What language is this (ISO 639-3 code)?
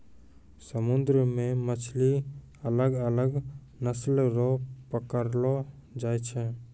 mai